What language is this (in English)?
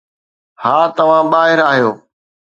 Sindhi